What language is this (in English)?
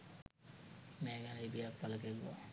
Sinhala